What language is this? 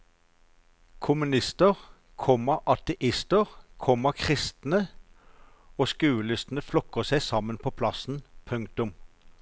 Norwegian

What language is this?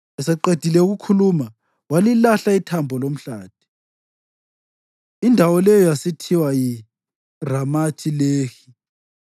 North Ndebele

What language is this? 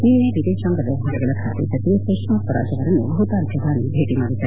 Kannada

